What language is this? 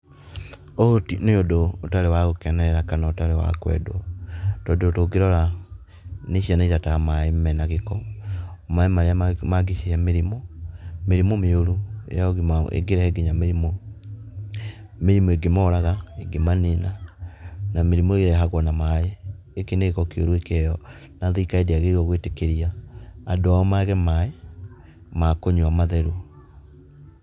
Kikuyu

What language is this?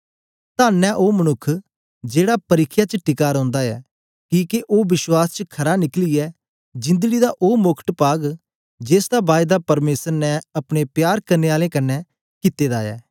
Dogri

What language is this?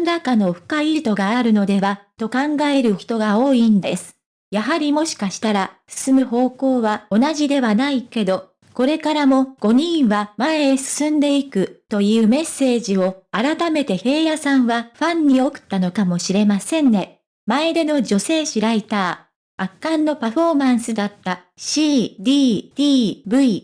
Japanese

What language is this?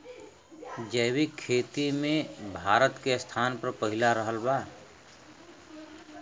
Bhojpuri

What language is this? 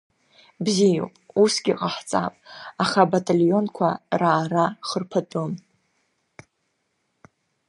Abkhazian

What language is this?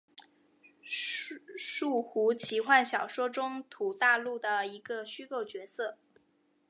Chinese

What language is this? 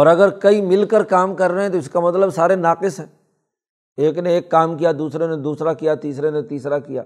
Urdu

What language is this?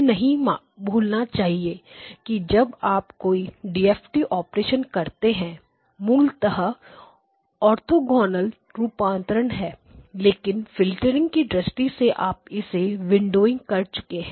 Hindi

